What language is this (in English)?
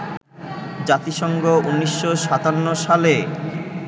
Bangla